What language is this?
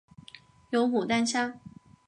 Chinese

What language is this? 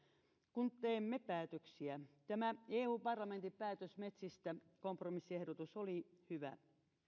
Finnish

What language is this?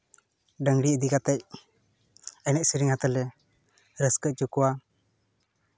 Santali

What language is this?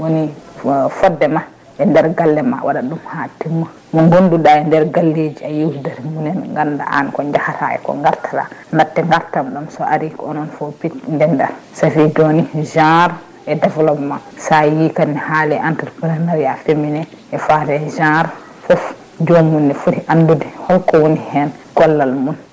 Fula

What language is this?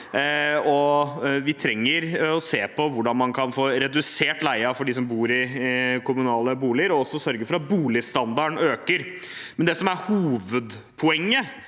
Norwegian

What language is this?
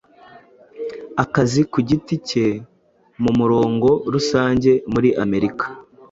Kinyarwanda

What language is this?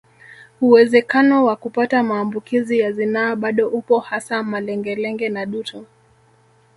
Swahili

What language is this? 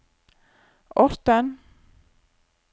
Norwegian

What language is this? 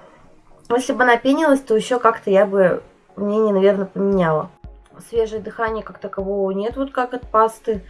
Russian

